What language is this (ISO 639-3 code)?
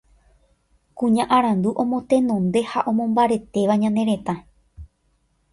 grn